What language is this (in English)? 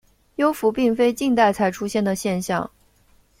Chinese